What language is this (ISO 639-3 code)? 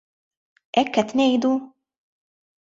mlt